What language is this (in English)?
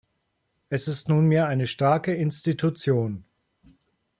German